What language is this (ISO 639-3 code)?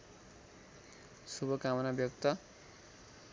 nep